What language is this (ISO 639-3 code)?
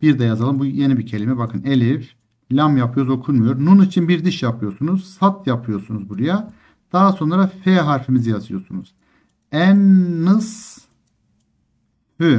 tur